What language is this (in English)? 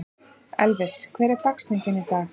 Icelandic